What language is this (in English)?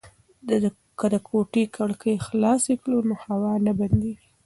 Pashto